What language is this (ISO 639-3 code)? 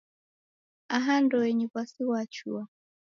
dav